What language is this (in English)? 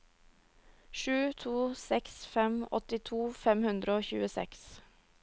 Norwegian